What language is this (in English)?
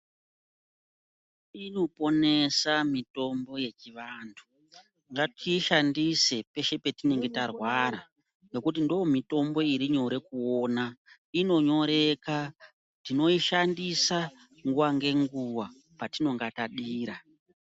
Ndau